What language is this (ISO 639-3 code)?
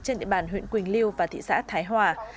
vie